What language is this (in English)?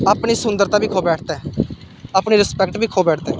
Dogri